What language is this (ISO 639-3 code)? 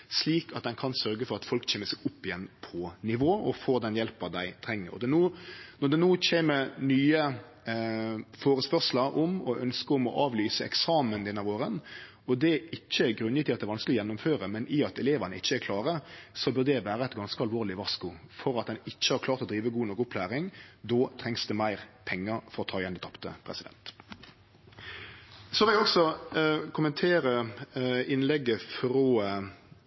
nno